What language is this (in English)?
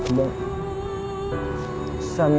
Indonesian